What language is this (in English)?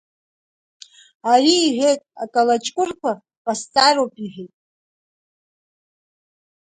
Abkhazian